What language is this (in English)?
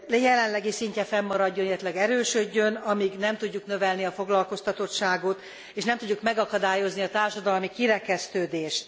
Hungarian